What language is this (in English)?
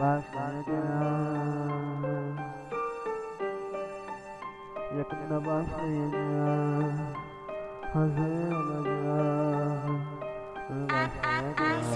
Turkish